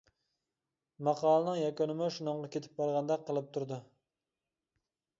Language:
Uyghur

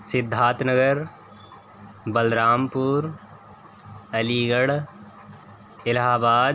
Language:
Urdu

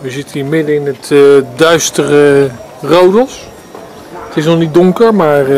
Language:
Dutch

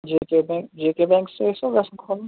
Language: Kashmiri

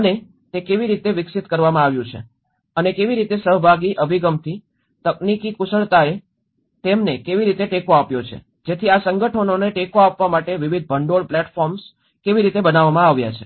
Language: Gujarati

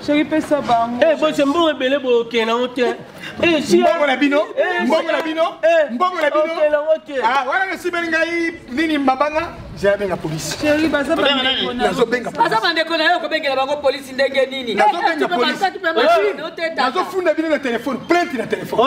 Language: French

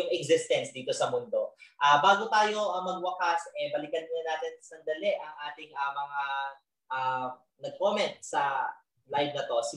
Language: Filipino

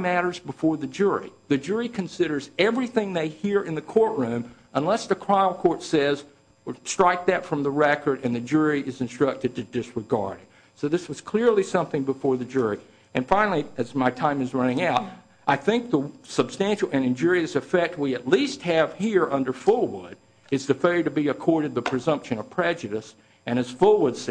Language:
English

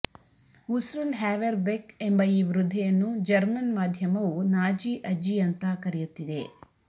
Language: Kannada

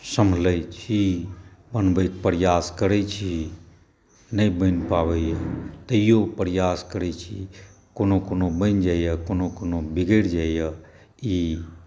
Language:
Maithili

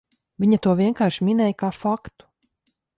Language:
Latvian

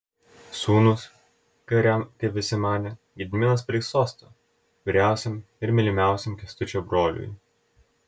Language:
Lithuanian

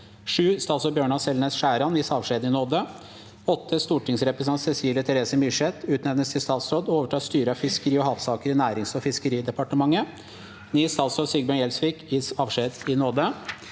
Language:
Norwegian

